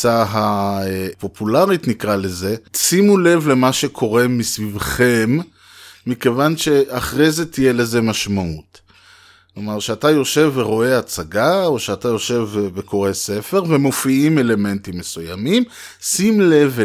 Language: Hebrew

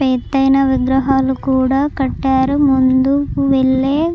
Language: Telugu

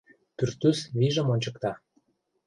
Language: Mari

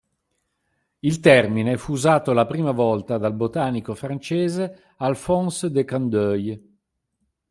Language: Italian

